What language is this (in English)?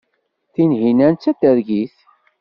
Kabyle